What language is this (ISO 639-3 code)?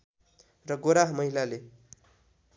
nep